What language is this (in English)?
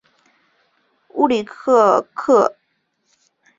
Chinese